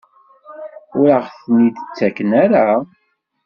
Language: Kabyle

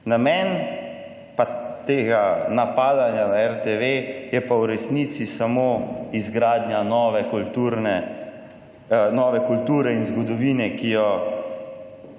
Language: Slovenian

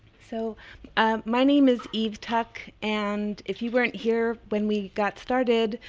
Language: English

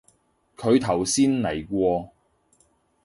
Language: Cantonese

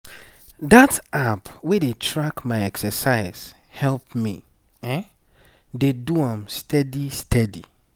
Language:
Nigerian Pidgin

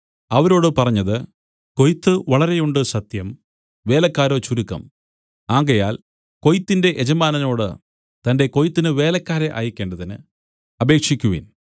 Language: Malayalam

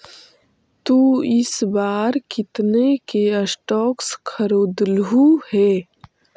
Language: Magahi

